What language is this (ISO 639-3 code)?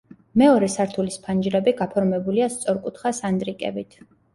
kat